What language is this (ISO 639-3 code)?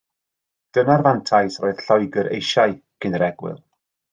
cym